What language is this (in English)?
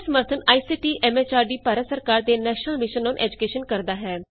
Punjabi